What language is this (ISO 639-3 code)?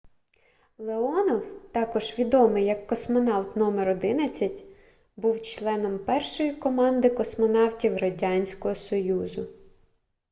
ukr